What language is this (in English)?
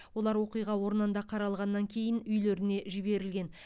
Kazakh